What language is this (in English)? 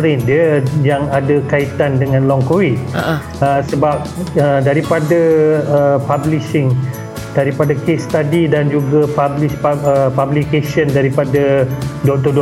Malay